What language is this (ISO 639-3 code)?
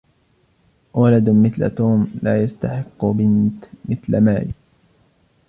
ara